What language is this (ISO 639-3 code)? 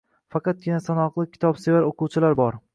uzb